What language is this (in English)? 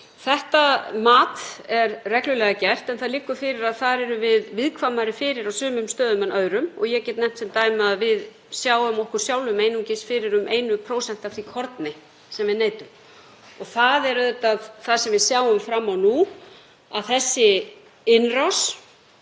Icelandic